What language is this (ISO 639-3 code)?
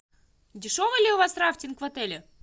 rus